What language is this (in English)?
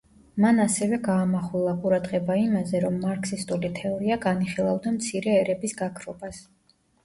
Georgian